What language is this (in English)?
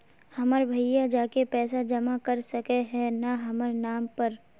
Magahi